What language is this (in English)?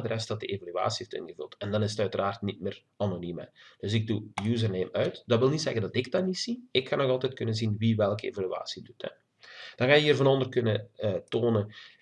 Dutch